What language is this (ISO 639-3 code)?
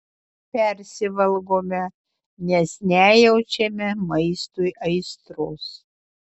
lit